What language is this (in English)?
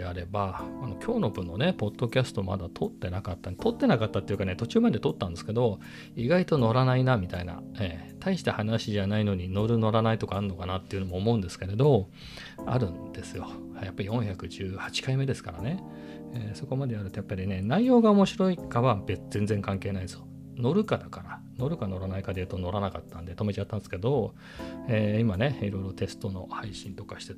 Japanese